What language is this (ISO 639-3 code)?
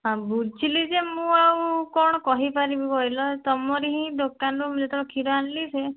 ori